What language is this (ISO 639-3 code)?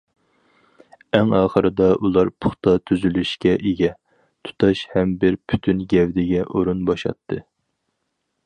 uig